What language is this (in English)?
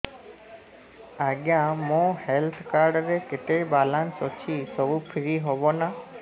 Odia